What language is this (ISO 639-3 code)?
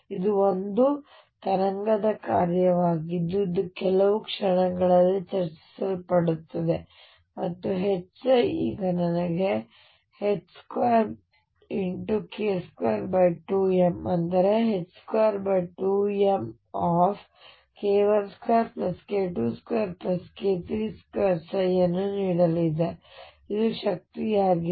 kan